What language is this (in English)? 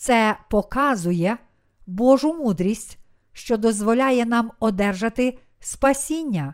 Ukrainian